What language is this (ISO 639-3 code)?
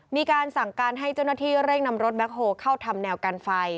tha